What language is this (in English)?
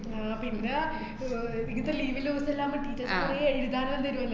Malayalam